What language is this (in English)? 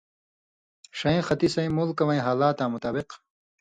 Indus Kohistani